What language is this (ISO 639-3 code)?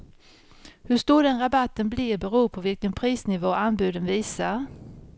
swe